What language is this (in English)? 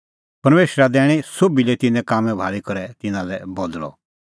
Kullu Pahari